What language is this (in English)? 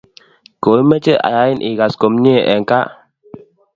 Kalenjin